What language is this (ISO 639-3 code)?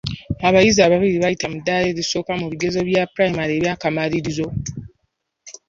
lug